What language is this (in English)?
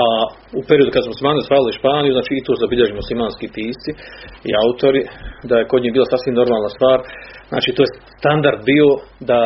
Croatian